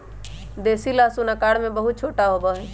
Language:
Magahi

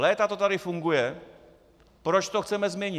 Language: Czech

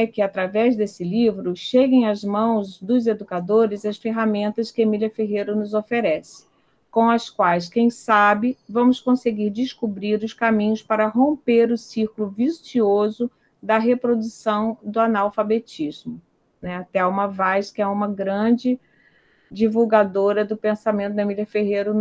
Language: Portuguese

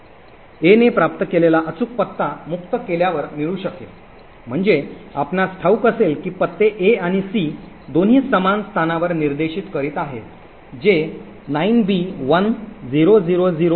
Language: Marathi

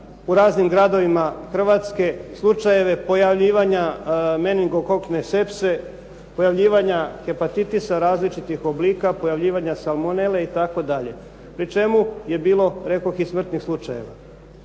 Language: Croatian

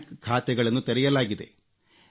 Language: Kannada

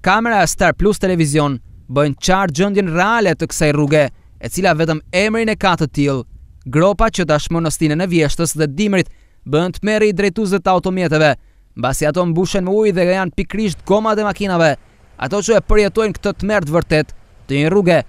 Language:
Italian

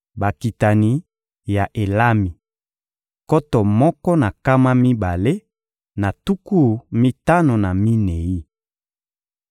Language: Lingala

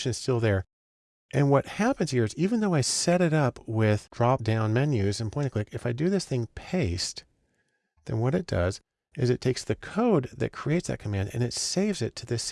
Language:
English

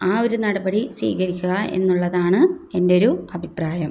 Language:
Malayalam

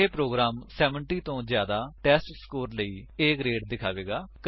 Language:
Punjabi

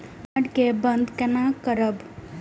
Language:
Maithili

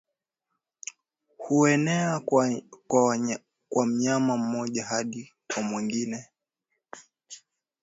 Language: Swahili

